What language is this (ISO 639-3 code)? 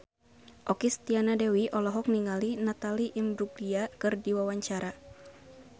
sun